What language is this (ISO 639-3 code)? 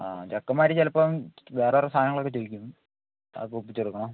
mal